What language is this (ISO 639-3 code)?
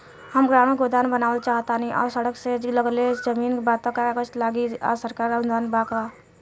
bho